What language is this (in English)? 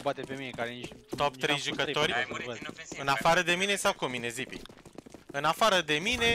Romanian